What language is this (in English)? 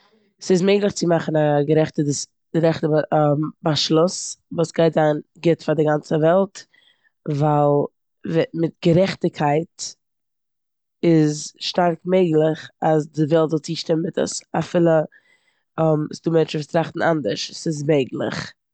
Yiddish